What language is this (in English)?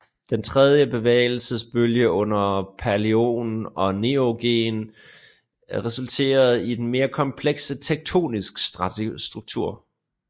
Danish